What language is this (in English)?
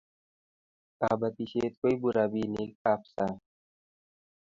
Kalenjin